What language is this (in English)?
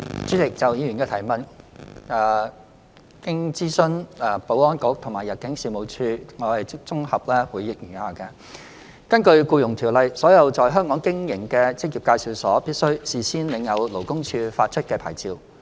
Cantonese